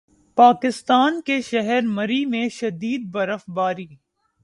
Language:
Urdu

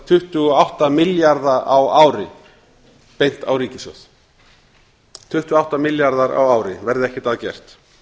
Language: Icelandic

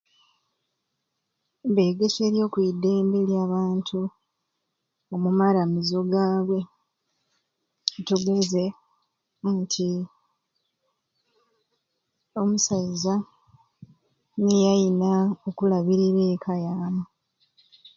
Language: Ruuli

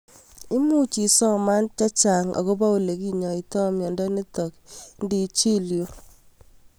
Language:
Kalenjin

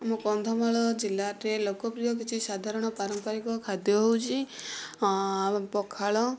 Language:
Odia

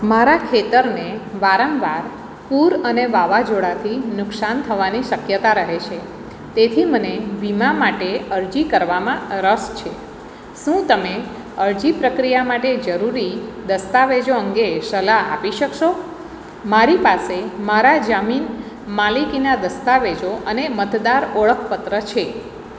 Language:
Gujarati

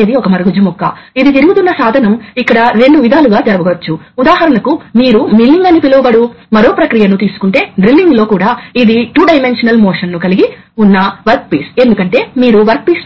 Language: Telugu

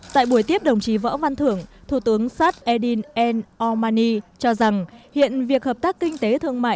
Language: Vietnamese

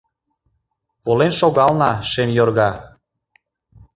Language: Mari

